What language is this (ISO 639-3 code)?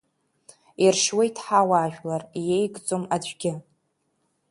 abk